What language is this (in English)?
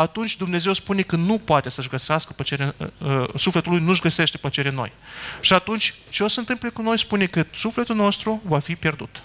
Romanian